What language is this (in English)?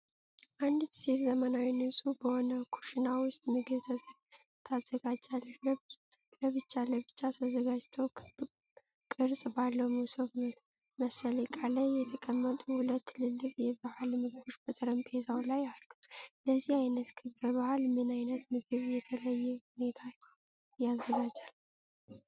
Amharic